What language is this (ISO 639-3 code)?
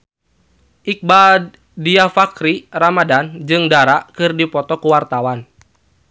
sun